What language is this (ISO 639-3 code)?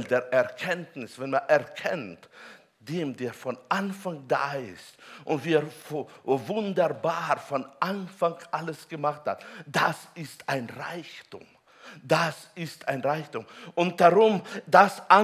deu